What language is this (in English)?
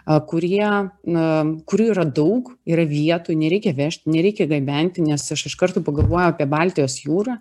Lithuanian